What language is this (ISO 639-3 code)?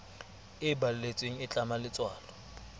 sot